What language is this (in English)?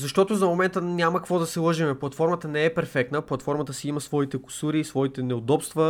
Bulgarian